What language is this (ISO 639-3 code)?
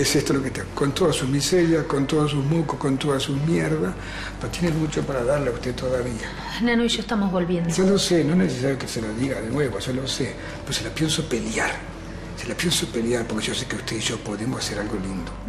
spa